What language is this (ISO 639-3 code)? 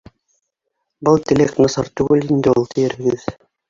bak